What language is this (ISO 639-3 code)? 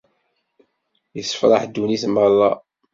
kab